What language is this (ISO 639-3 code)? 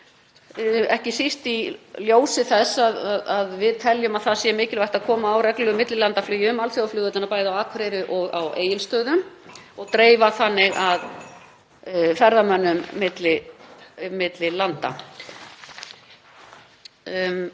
isl